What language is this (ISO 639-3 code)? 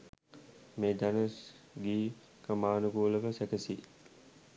sin